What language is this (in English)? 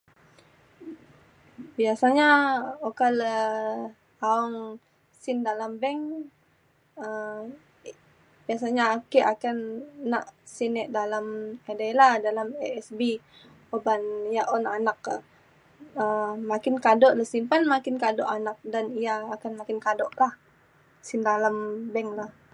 Mainstream Kenyah